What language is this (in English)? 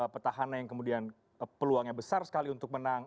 Indonesian